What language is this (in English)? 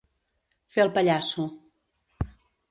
Catalan